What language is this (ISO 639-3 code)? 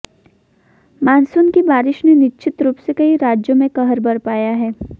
hin